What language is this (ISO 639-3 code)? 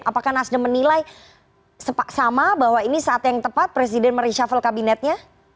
ind